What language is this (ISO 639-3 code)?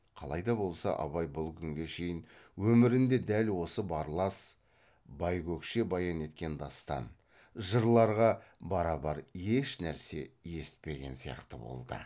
kaz